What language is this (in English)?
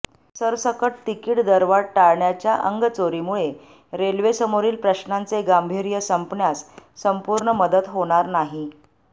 Marathi